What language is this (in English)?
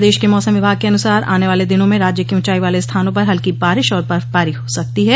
Hindi